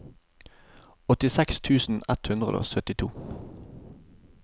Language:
Norwegian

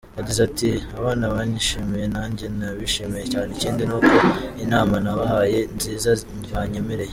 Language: Kinyarwanda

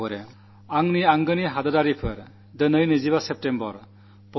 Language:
Malayalam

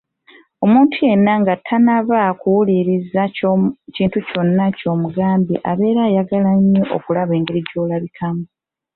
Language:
Ganda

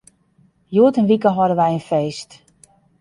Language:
Western Frisian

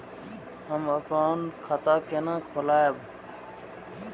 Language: Maithili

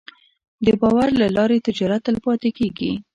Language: Pashto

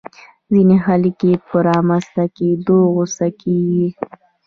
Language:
Pashto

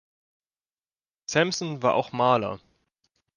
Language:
German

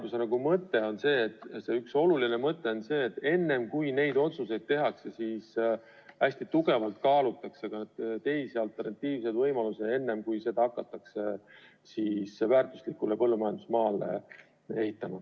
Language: Estonian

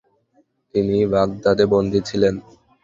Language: Bangla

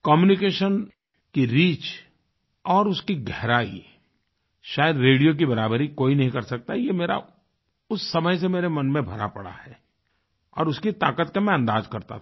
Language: Hindi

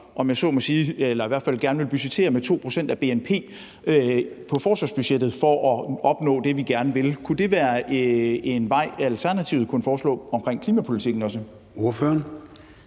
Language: Danish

